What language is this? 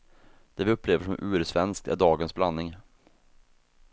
Swedish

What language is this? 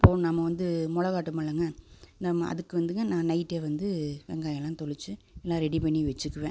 Tamil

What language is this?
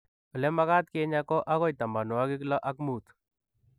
Kalenjin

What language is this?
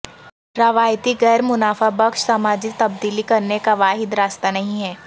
Urdu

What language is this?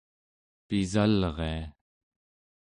Central Yupik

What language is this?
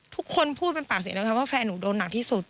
Thai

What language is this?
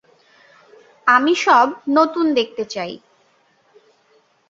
Bangla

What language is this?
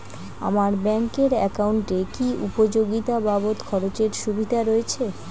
Bangla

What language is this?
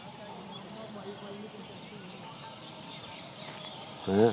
Punjabi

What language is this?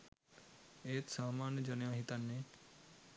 Sinhala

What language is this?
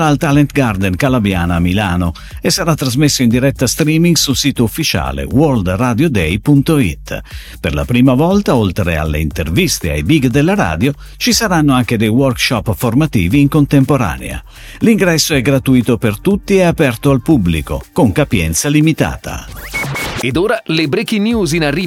Italian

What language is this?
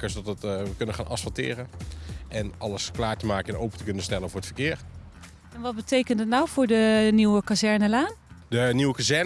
Dutch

